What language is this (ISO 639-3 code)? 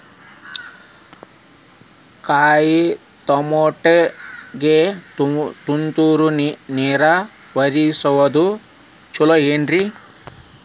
kan